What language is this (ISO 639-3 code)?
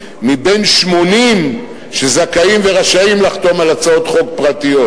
heb